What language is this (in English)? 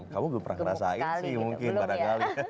Indonesian